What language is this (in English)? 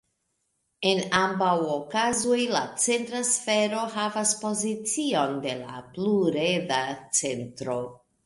Esperanto